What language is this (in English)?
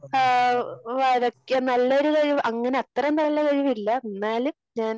Malayalam